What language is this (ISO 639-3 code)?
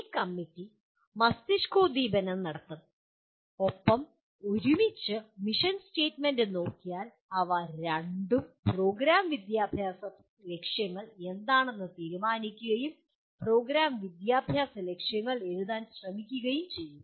mal